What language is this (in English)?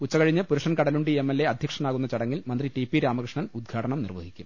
Malayalam